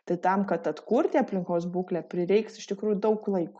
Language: Lithuanian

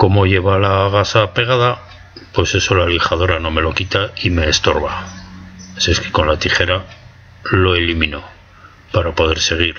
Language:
Spanish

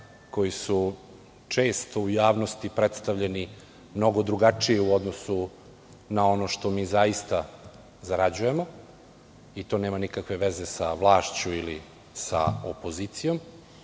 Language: Serbian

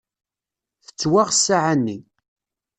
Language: Kabyle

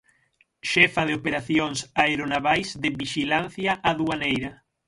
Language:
Galician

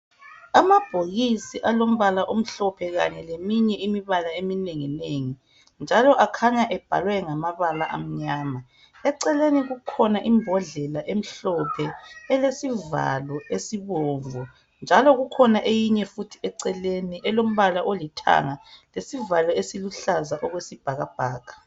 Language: North Ndebele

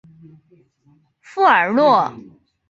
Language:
Chinese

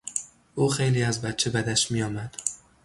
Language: Persian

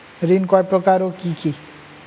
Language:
Bangla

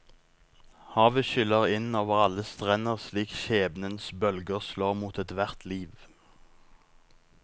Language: Norwegian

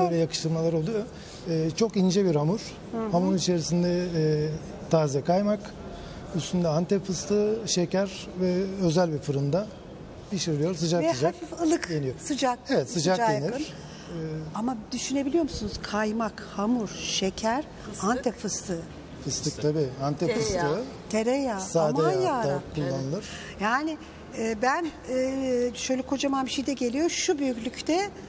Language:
Turkish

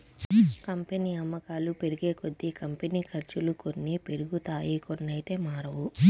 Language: Telugu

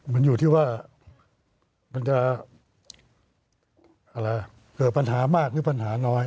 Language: Thai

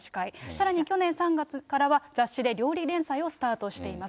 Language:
Japanese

